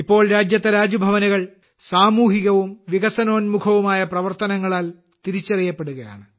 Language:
Malayalam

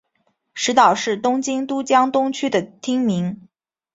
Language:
Chinese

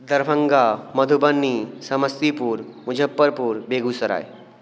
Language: Maithili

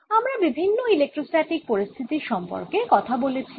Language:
Bangla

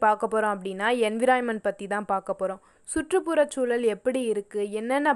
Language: Tamil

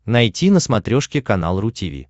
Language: Russian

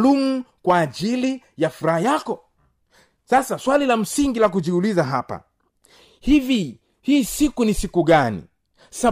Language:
Swahili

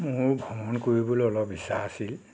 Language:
Assamese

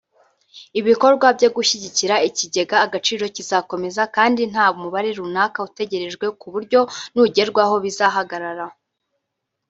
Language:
Kinyarwanda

